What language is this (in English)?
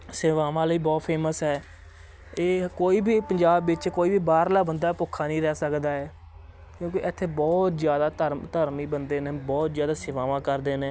Punjabi